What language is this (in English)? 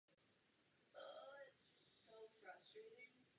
Czech